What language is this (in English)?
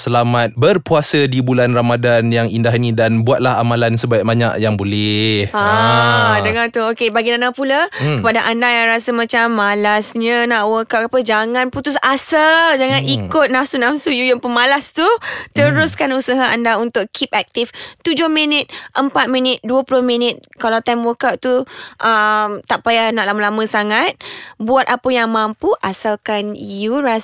Malay